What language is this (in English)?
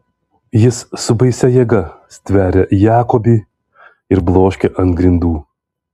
Lithuanian